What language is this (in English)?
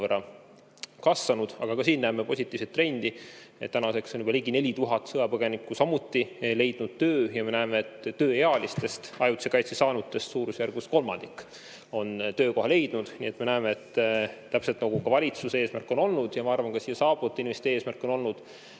Estonian